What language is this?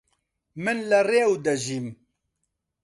Central Kurdish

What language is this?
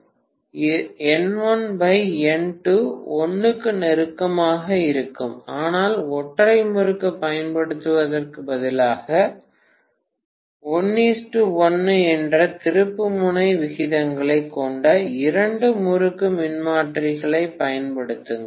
Tamil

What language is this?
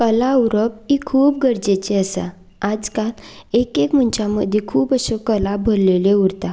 Konkani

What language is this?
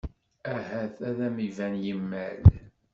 Kabyle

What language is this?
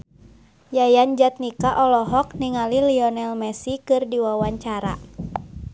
Sundanese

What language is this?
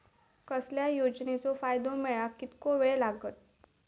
Marathi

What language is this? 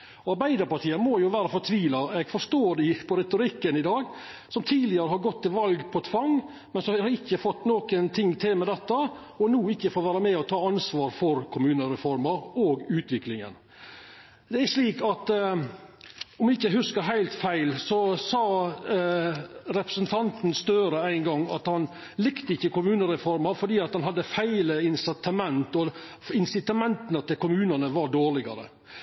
Norwegian Nynorsk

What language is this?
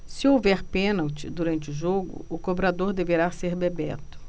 Portuguese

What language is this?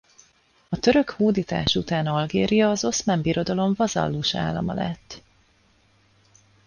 Hungarian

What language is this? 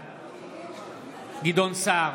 Hebrew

